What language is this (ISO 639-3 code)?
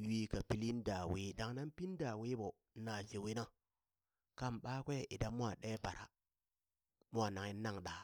bys